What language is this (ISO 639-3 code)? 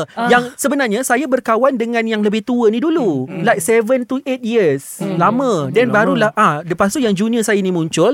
msa